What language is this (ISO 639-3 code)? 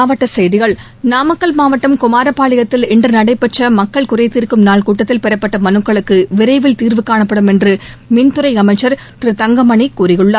tam